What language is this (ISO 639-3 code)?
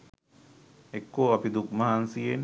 sin